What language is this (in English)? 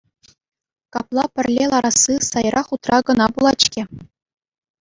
Chuvash